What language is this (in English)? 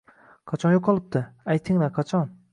Uzbek